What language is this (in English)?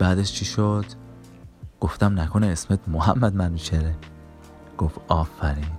Persian